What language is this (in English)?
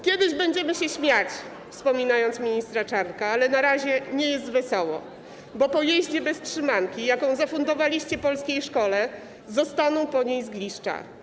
Polish